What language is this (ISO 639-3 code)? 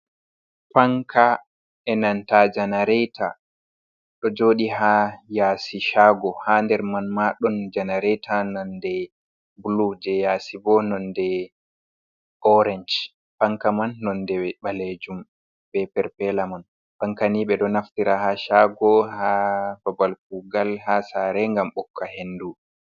ful